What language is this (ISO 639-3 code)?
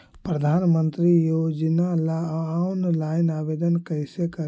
mag